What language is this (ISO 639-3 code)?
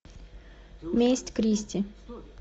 rus